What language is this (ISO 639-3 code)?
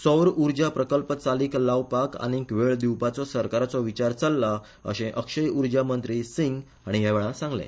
kok